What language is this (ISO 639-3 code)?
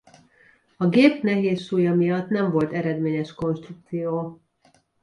hun